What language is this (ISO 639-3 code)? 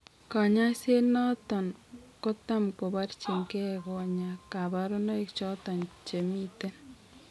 kln